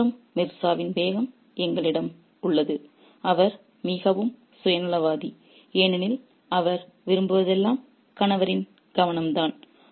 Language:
Tamil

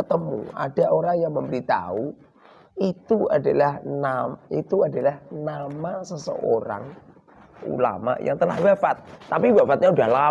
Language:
Indonesian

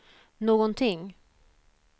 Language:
Swedish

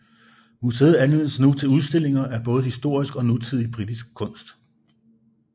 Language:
Danish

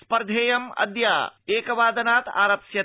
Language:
Sanskrit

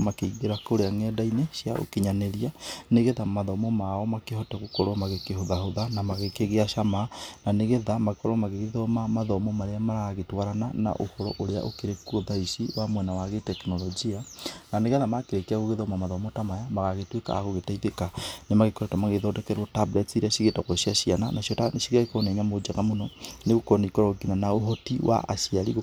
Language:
Kikuyu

